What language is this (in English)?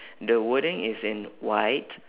English